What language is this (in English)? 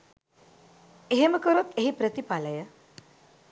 Sinhala